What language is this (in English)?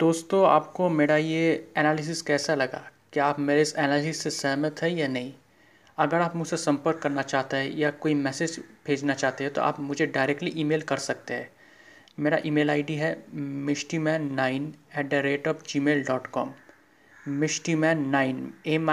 Hindi